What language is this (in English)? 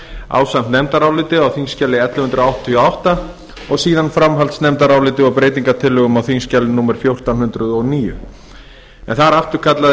Icelandic